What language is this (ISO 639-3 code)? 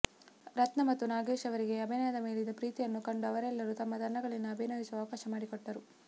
kan